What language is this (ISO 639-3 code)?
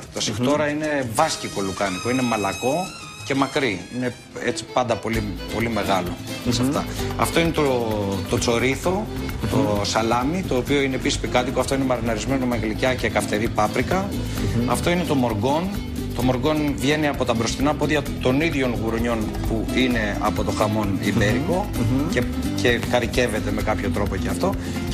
ell